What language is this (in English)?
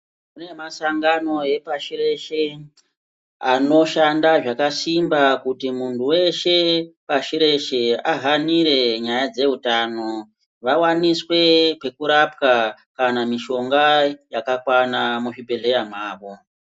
Ndau